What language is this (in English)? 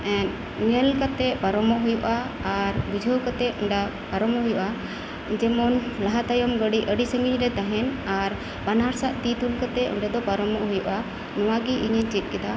Santali